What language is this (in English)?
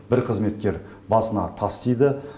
Kazakh